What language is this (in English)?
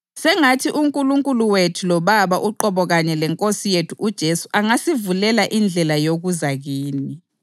North Ndebele